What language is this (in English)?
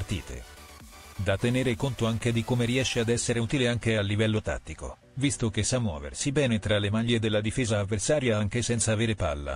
Italian